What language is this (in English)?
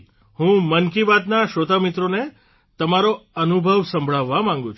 Gujarati